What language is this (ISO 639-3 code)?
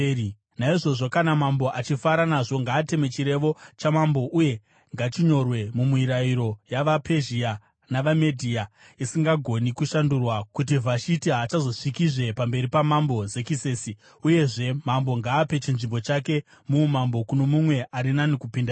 sna